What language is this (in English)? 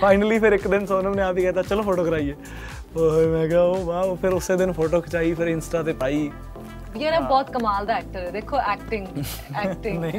Punjabi